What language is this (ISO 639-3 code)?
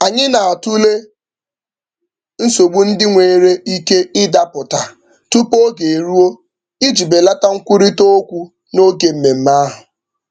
ibo